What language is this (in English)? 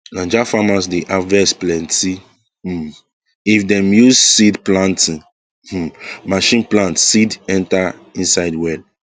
Nigerian Pidgin